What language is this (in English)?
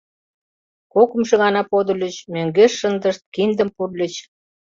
Mari